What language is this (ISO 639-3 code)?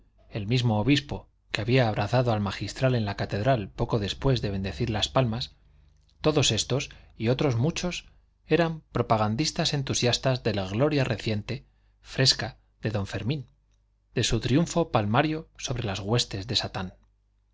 spa